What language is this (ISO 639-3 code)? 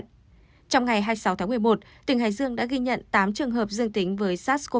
vie